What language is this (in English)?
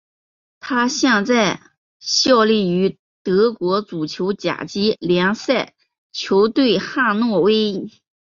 Chinese